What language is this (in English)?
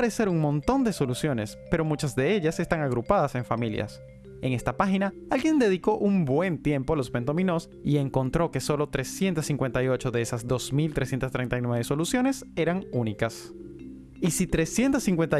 Spanish